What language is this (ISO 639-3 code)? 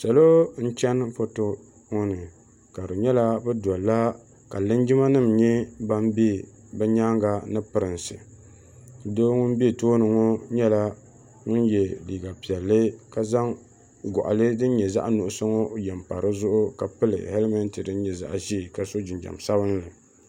dag